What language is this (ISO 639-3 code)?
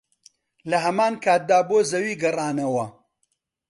ckb